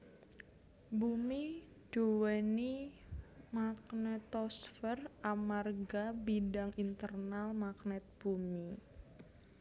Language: Javanese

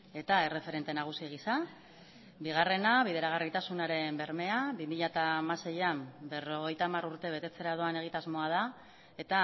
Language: Basque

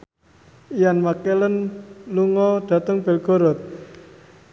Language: Javanese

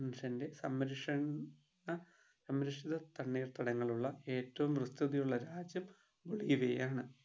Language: Malayalam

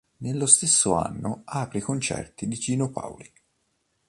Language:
Italian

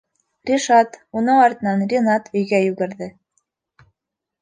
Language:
Bashkir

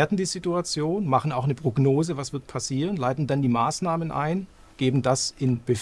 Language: German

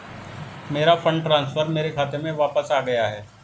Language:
Hindi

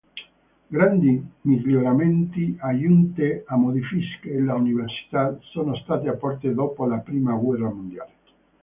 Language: Italian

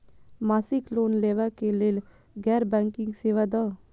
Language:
Maithili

